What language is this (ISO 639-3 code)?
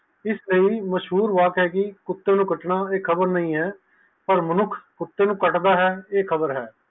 pan